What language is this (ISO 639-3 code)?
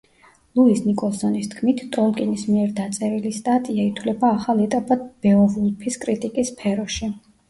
kat